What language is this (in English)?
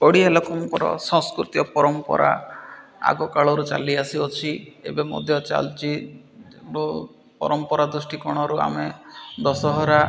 Odia